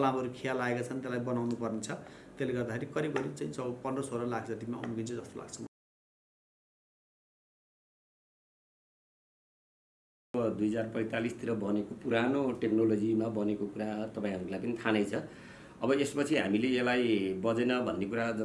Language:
Nepali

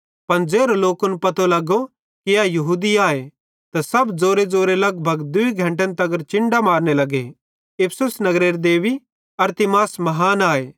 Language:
Bhadrawahi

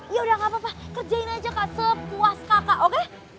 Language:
Indonesian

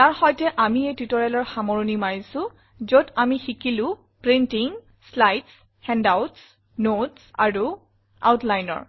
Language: Assamese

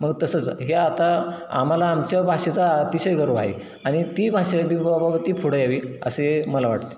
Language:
Marathi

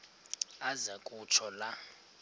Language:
Xhosa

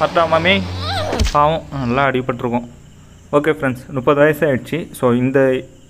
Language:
Indonesian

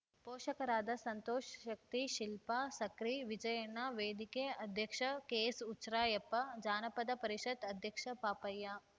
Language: Kannada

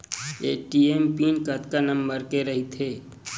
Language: Chhattisgarhi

